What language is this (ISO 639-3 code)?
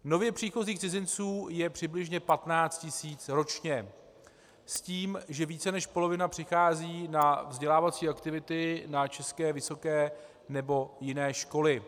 ces